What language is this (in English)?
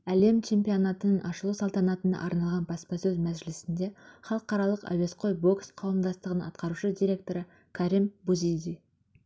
Kazakh